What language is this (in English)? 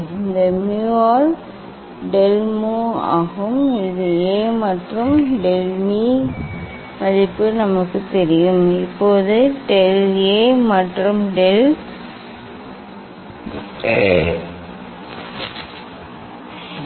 Tamil